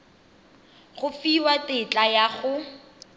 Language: Tswana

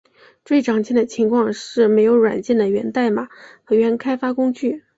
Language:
Chinese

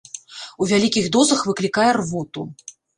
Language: Belarusian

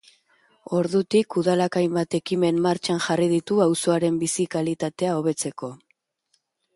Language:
Basque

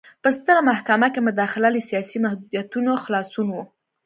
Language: Pashto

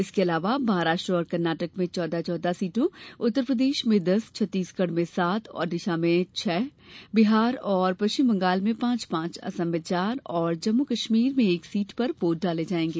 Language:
Hindi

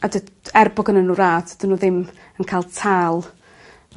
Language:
Welsh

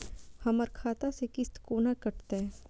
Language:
Maithili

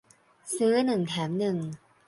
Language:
Thai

